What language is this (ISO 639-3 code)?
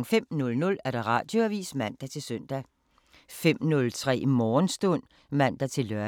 dan